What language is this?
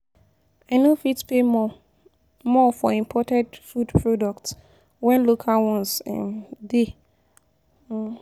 Nigerian Pidgin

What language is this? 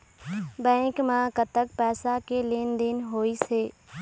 Chhattisgarhi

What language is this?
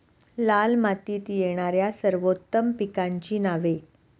Marathi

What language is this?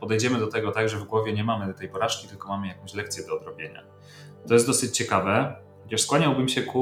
Polish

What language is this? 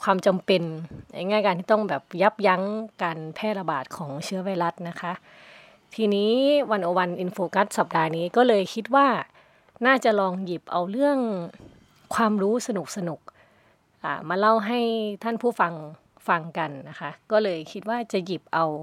Thai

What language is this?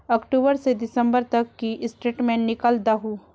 Magahi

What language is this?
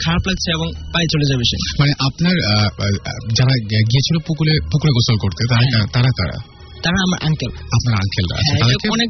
Bangla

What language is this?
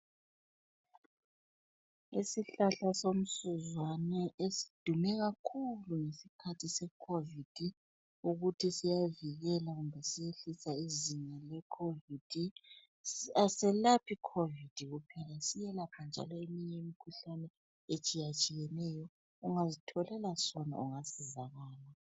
North Ndebele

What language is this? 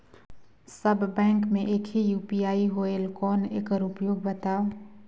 Chhattisgarhi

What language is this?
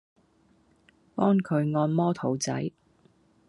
Cantonese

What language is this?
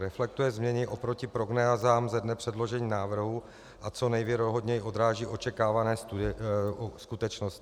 Czech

